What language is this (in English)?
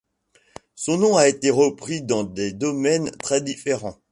French